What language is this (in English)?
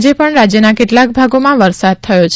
Gujarati